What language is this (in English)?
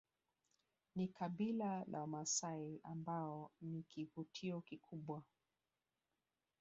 Swahili